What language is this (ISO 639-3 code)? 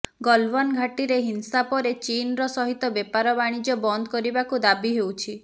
ori